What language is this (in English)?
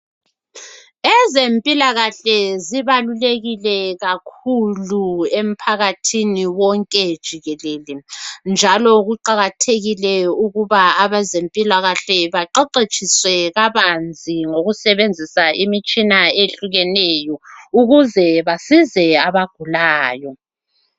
North Ndebele